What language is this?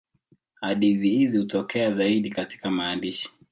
Swahili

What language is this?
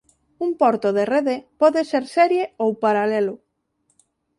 Galician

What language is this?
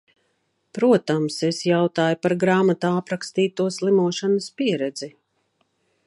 Latvian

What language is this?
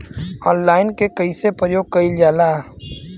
Bhojpuri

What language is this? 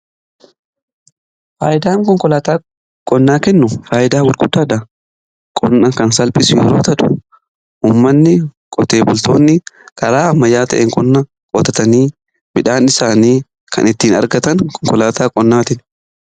Oromo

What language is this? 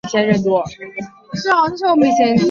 Chinese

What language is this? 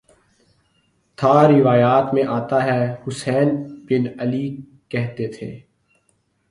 Urdu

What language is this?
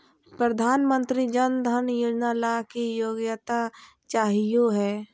Magahi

